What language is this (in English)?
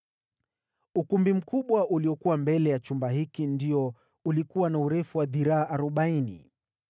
Swahili